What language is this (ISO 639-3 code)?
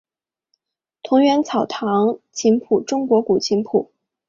zho